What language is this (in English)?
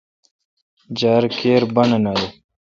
Kalkoti